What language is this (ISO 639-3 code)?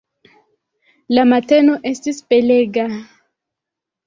epo